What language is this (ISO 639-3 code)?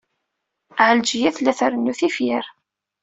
kab